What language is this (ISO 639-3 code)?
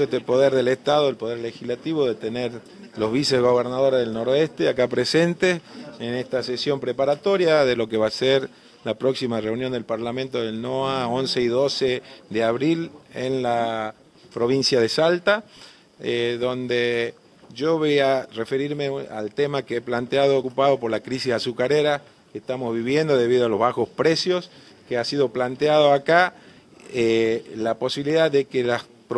spa